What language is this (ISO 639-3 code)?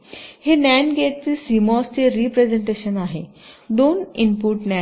mar